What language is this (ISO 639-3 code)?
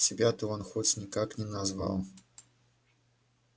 rus